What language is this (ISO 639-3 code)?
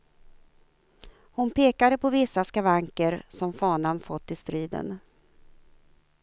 swe